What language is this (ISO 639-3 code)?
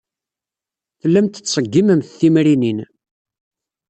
kab